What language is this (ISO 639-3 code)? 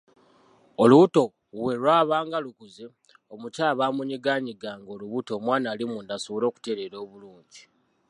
lug